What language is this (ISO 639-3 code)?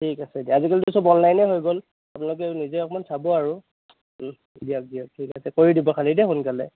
asm